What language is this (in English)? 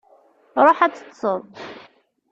Kabyle